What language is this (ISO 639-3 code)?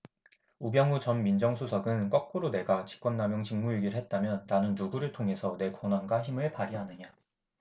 kor